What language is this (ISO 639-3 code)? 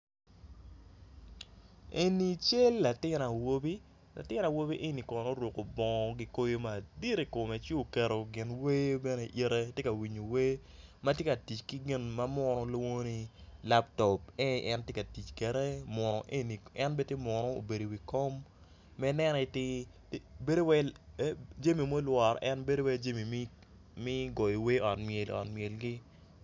ach